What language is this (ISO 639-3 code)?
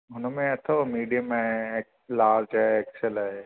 snd